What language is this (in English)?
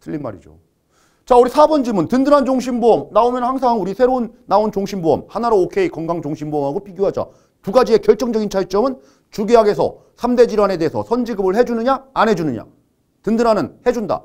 Korean